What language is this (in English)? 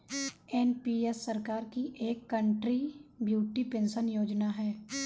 Hindi